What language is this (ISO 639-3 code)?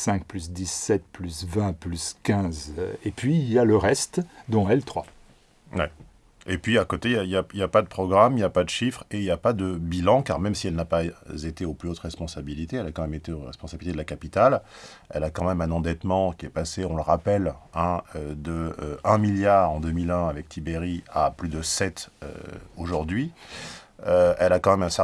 fra